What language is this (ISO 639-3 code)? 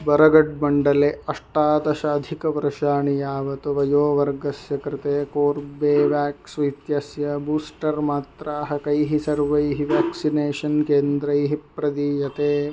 san